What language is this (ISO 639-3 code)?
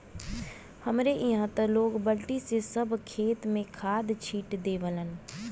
bho